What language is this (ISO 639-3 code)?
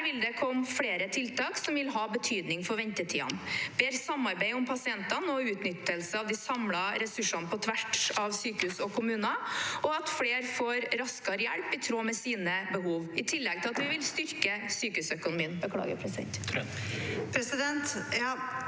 nor